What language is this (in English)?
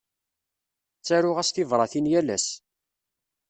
Kabyle